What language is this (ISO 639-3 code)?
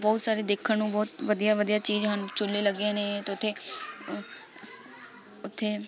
pan